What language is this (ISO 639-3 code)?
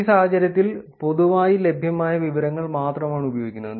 mal